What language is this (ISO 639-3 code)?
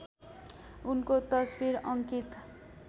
nep